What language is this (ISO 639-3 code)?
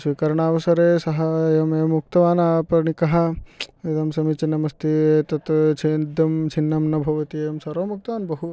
san